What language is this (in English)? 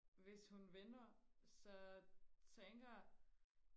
Danish